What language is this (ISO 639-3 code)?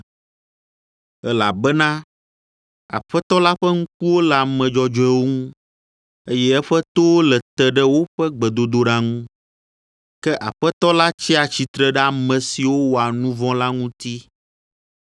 ewe